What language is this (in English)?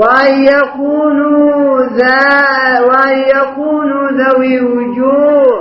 Arabic